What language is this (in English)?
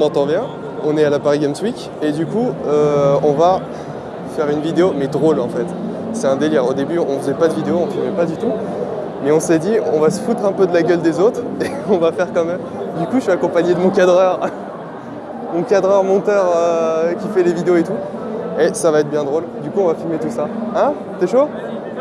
French